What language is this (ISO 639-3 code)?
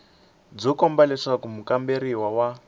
tso